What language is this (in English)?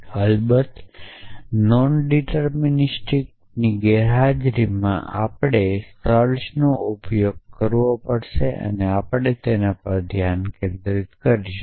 Gujarati